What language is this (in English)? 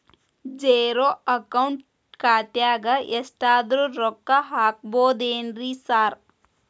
Kannada